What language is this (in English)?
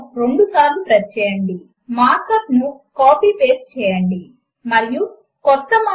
Telugu